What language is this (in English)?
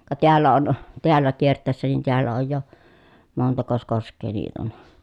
Finnish